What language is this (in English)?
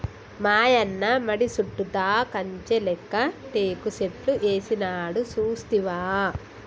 Telugu